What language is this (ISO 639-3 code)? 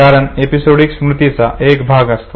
mar